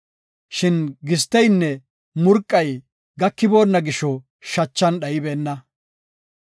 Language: Gofa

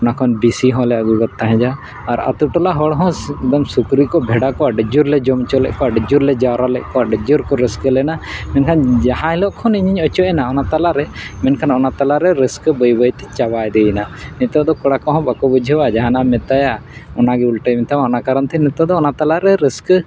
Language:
Santali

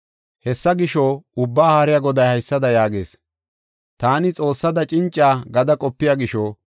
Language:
Gofa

